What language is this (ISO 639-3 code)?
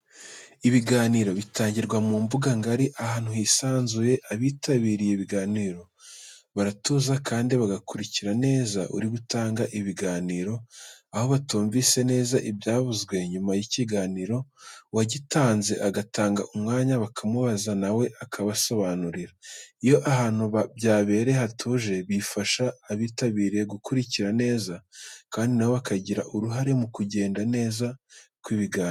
kin